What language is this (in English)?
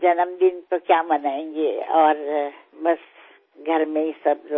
Bangla